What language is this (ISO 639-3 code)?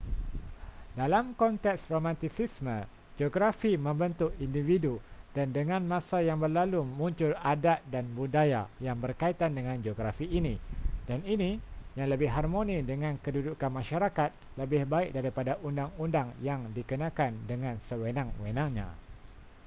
msa